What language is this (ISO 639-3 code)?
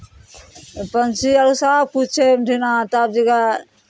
mai